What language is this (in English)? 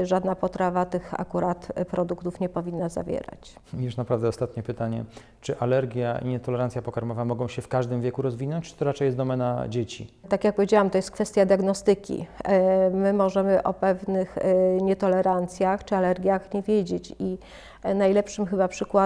Polish